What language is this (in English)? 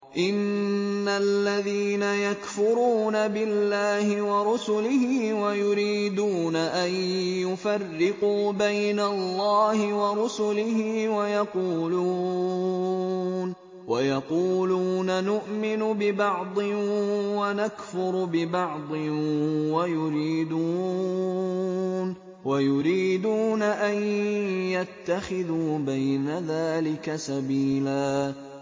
Arabic